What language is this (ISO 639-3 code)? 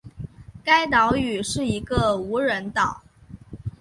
zho